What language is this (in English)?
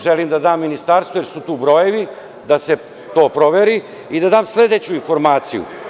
Serbian